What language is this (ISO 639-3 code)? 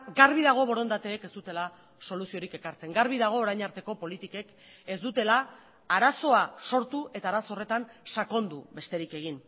eus